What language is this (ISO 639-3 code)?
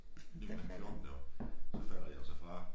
dan